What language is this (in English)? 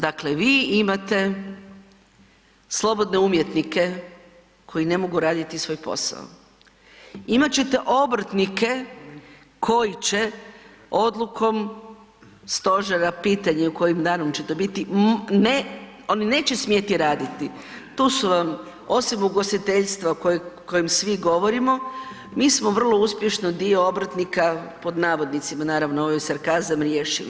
Croatian